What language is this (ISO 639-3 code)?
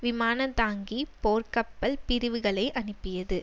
tam